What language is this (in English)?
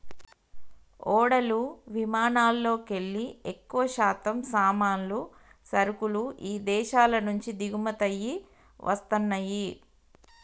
Telugu